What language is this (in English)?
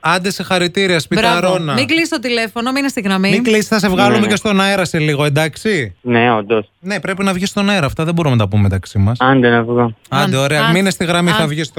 Greek